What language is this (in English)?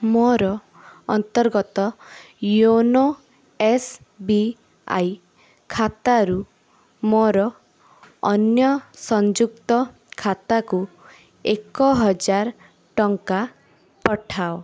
Odia